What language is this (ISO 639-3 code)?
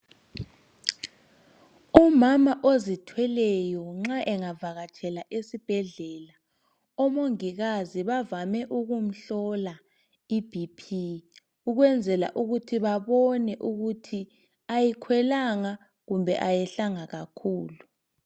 nde